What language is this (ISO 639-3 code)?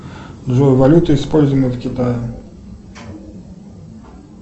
rus